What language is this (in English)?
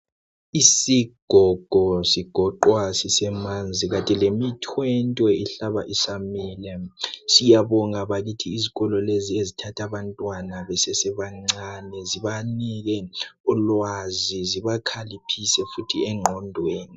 North Ndebele